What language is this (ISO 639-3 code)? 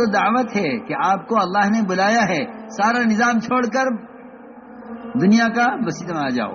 eng